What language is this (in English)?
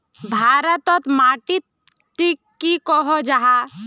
Magahi